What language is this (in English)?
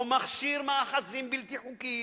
Hebrew